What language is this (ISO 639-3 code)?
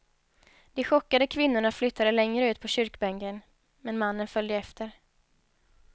swe